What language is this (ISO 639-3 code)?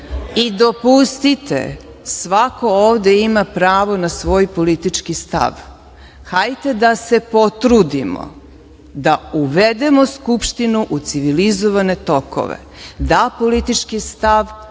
srp